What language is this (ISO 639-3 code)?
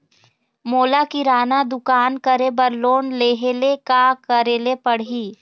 hne